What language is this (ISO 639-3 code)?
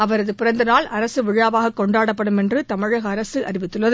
tam